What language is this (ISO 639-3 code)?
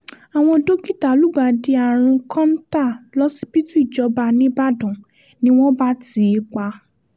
yor